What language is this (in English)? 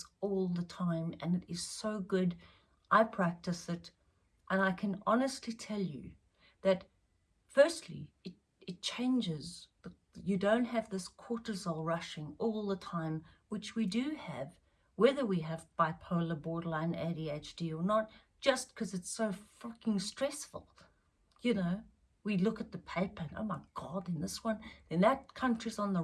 English